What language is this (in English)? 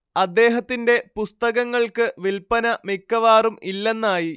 Malayalam